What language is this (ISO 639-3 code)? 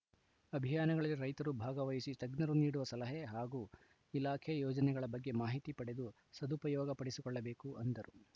kan